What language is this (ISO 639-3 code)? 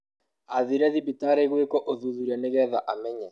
kik